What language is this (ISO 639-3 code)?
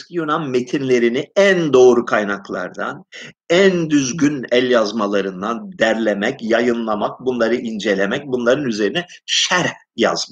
tur